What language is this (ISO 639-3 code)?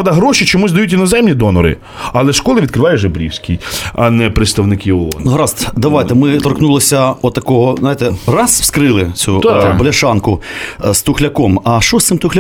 ukr